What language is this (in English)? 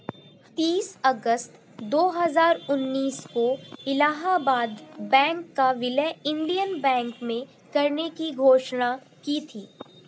Hindi